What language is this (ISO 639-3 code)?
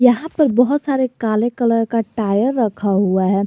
hin